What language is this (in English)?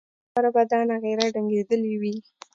Pashto